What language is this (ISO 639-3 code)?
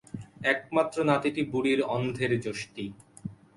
ben